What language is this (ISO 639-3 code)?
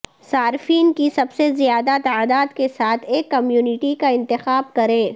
urd